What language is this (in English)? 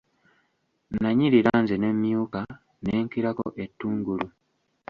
Ganda